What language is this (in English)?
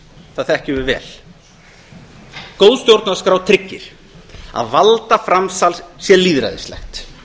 Icelandic